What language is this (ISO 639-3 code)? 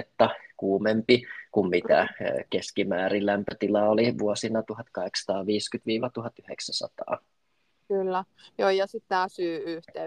fin